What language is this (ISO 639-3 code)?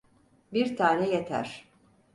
tur